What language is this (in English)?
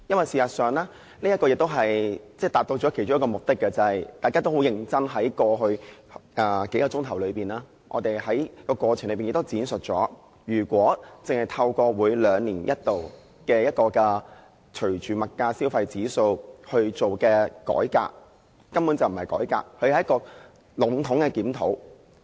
Cantonese